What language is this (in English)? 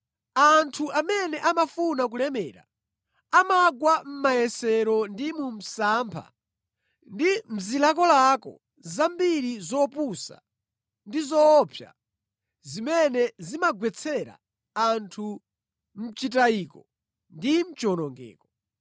Nyanja